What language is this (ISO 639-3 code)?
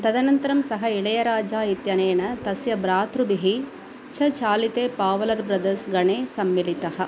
san